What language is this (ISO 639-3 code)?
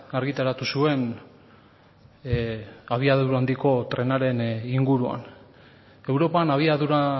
eus